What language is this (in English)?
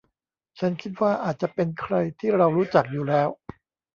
Thai